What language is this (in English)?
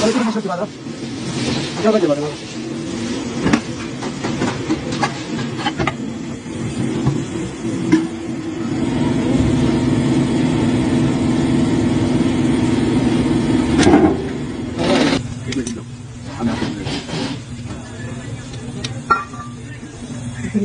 Greek